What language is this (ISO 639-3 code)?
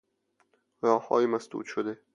fas